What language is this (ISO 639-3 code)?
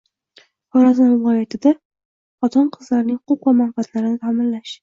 uzb